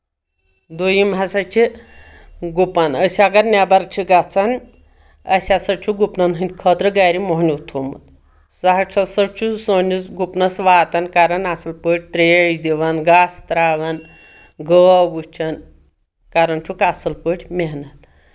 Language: Kashmiri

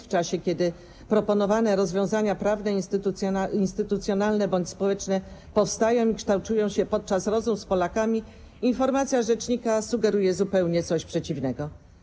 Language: Polish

